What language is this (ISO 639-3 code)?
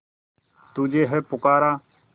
hin